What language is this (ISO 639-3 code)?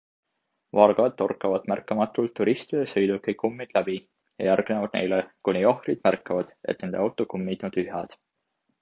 est